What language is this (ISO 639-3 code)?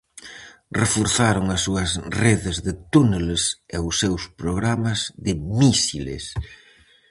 glg